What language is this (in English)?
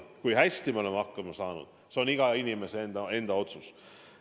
Estonian